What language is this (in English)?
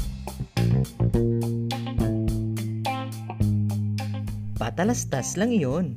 Filipino